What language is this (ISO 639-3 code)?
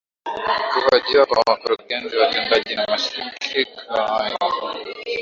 swa